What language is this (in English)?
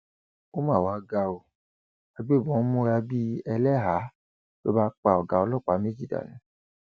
Yoruba